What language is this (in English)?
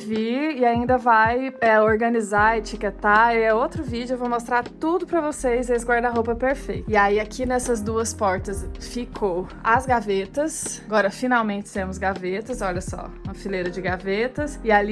Portuguese